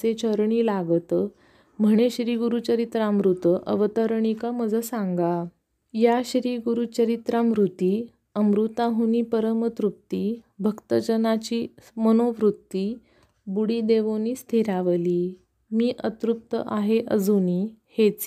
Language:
Marathi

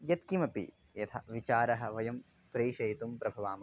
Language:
Sanskrit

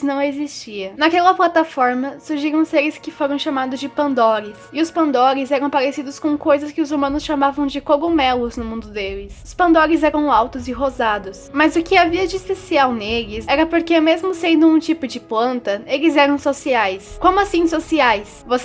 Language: Portuguese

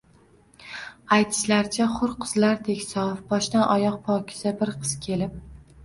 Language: Uzbek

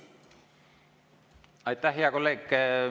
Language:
Estonian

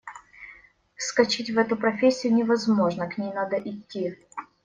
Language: Russian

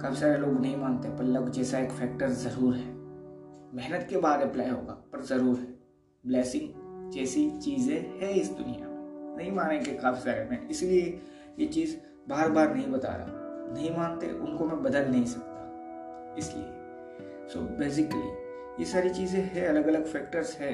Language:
Hindi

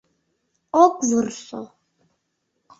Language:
Mari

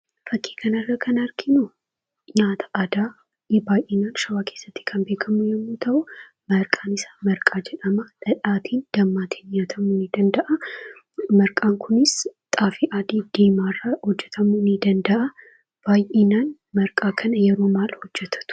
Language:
Oromo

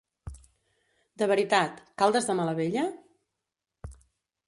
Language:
Catalan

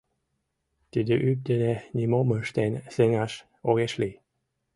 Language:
Mari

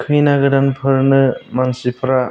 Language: Bodo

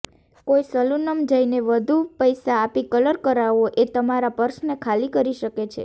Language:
Gujarati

